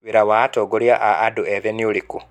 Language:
Kikuyu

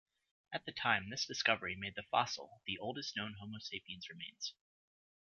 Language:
English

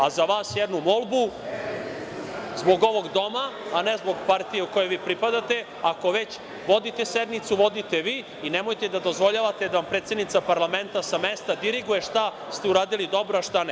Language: Serbian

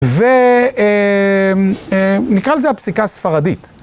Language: Hebrew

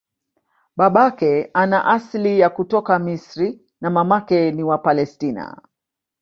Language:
Swahili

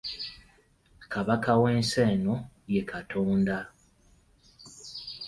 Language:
Ganda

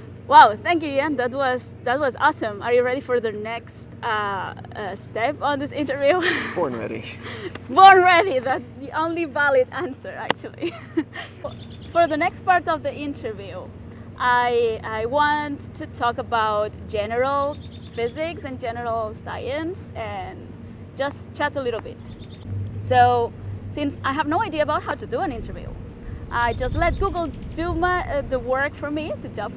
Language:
English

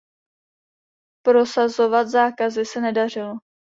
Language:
Czech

